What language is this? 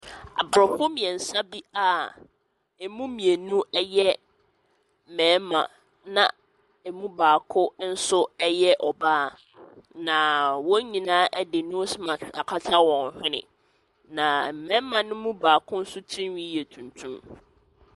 Akan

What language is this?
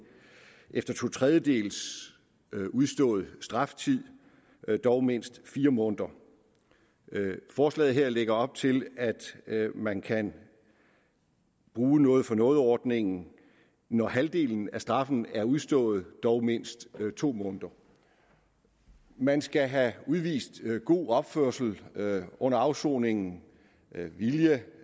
Danish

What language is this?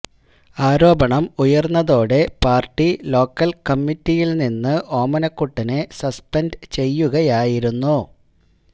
Malayalam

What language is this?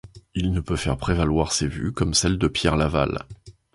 French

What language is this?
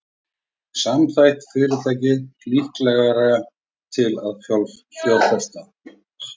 Icelandic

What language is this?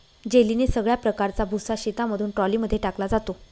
Marathi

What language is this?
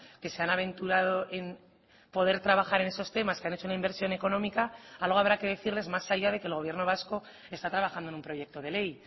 Spanish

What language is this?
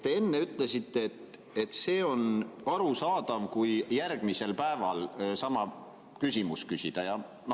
Estonian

